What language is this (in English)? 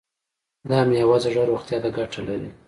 Pashto